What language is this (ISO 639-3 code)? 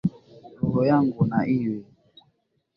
swa